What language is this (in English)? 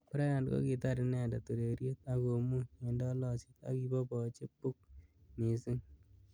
Kalenjin